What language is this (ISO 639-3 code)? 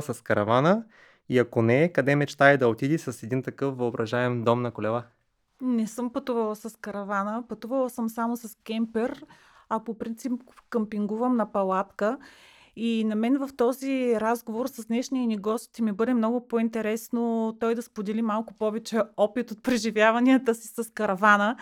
bul